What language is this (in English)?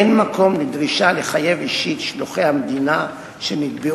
Hebrew